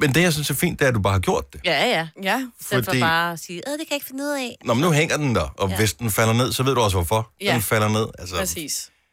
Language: Danish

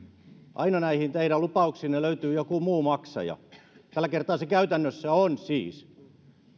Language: Finnish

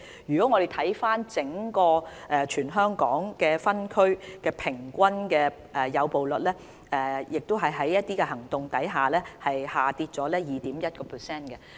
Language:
Cantonese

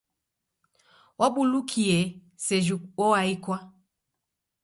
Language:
Taita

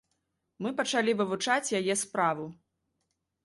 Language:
Belarusian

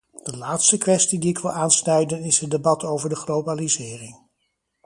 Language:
Dutch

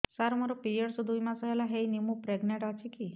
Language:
Odia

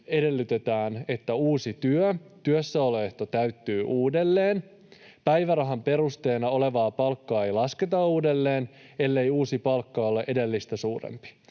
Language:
Finnish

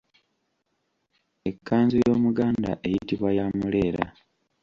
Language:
Ganda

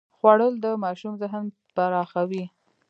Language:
Pashto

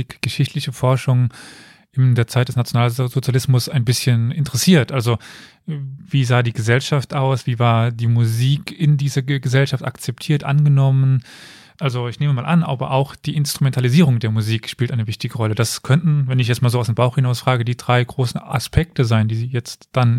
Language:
German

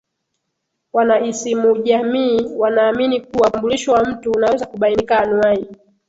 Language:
Swahili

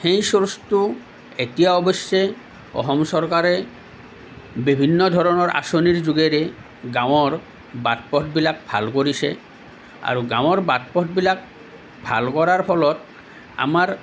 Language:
Assamese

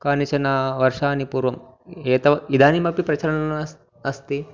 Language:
Sanskrit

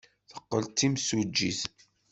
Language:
Kabyle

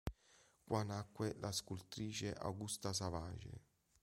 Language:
Italian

